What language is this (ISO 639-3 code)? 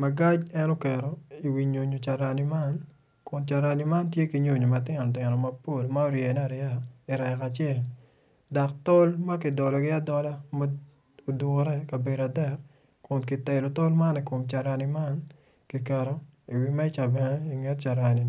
ach